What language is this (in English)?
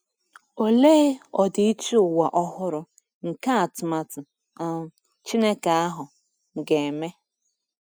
Igbo